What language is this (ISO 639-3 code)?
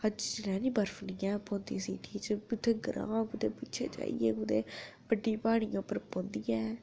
doi